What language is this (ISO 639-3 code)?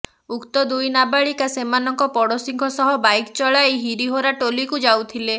ori